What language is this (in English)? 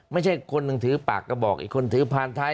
Thai